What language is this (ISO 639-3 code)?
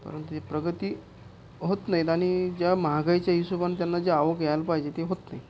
mar